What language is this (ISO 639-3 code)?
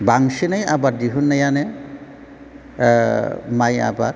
brx